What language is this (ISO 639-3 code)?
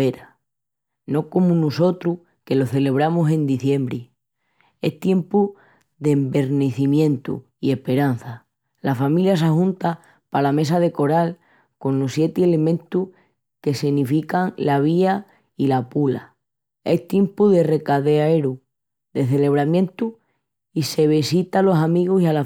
ext